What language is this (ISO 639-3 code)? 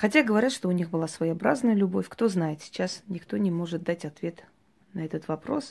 rus